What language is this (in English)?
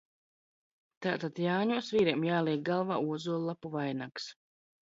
Latvian